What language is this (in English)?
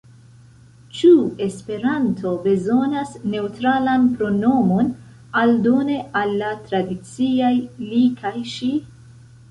Esperanto